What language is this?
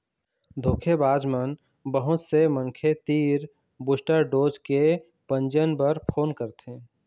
Chhattisgarhi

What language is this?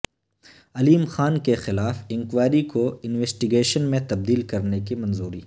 Urdu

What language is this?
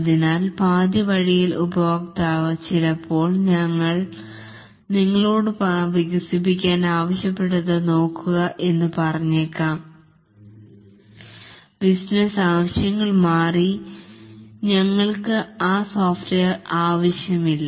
Malayalam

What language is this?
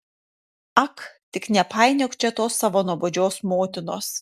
Lithuanian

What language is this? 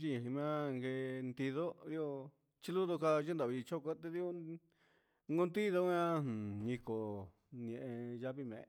Huitepec Mixtec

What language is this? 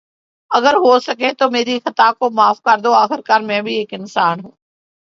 Urdu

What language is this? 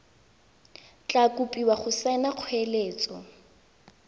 Tswana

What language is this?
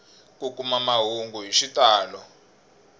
Tsonga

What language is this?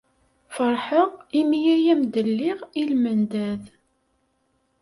Kabyle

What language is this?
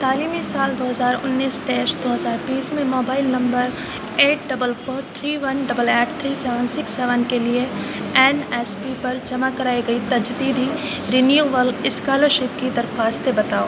Urdu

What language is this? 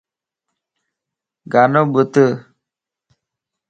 Lasi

